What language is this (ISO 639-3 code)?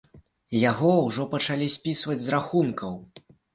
bel